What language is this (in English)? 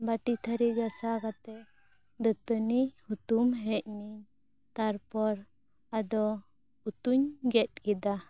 Santali